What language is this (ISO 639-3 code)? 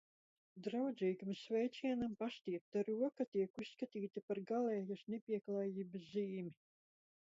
lav